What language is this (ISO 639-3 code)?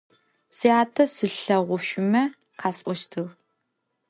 ady